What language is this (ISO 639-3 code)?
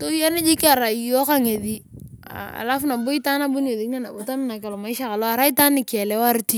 tuv